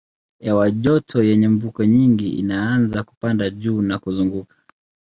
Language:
Swahili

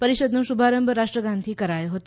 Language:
Gujarati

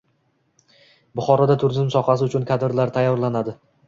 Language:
Uzbek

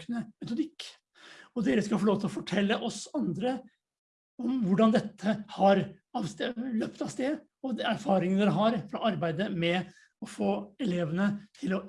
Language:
Norwegian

